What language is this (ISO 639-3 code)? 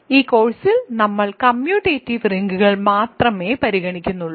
mal